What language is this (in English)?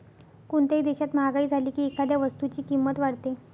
Marathi